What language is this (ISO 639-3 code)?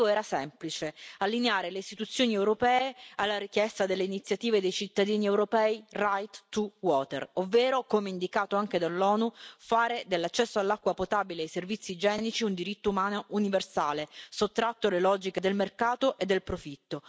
ita